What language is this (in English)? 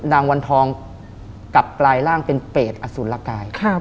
Thai